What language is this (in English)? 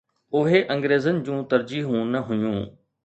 Sindhi